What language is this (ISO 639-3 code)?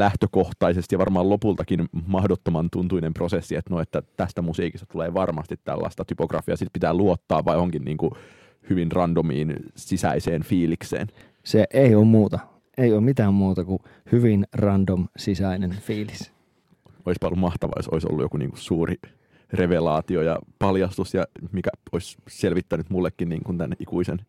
fin